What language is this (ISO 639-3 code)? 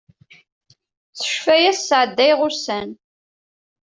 kab